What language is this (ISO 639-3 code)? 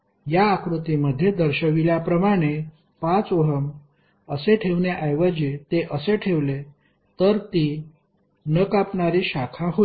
mar